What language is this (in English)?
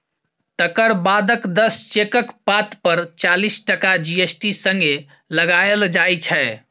Maithili